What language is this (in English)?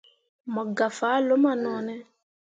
Mundang